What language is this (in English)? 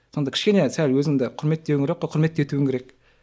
Kazakh